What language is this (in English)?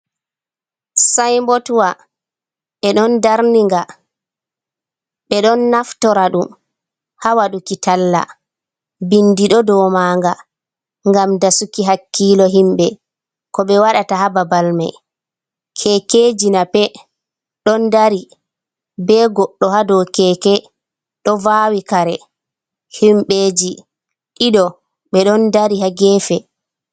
Fula